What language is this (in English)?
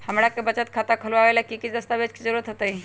Magahi